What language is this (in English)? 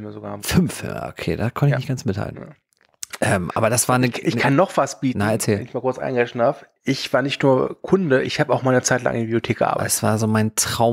German